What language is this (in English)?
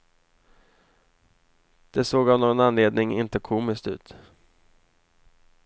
Swedish